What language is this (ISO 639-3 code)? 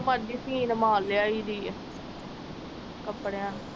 pan